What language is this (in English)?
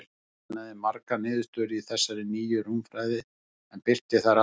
Icelandic